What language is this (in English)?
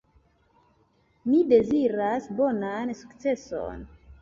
Esperanto